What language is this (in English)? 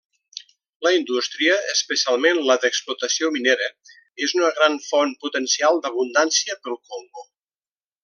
Catalan